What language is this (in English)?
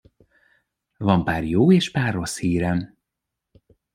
Hungarian